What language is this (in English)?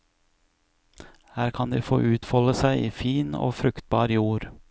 Norwegian